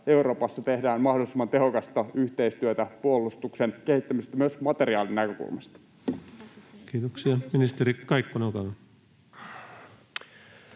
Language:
Finnish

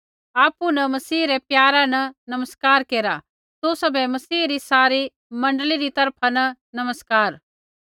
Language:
Kullu Pahari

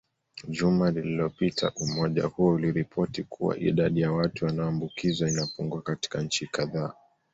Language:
Swahili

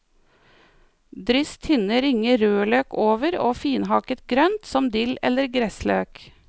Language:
Norwegian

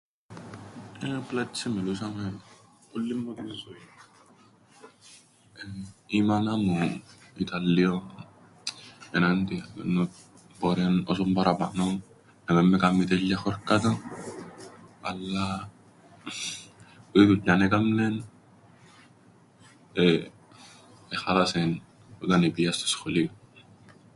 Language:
Greek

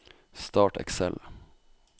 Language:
Norwegian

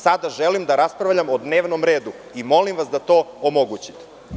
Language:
Serbian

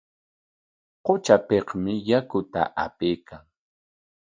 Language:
Corongo Ancash Quechua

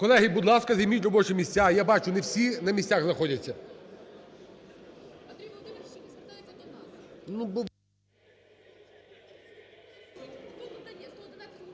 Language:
Ukrainian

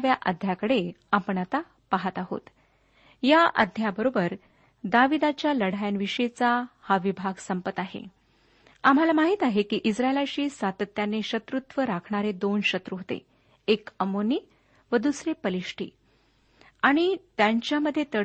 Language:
Marathi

